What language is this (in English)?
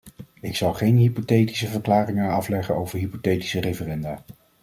Dutch